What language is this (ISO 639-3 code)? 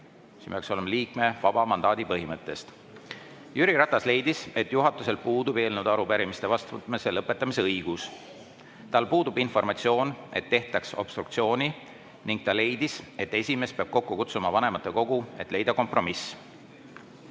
est